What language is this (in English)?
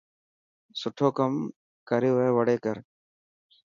Dhatki